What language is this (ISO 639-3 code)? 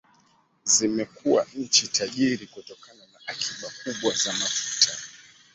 swa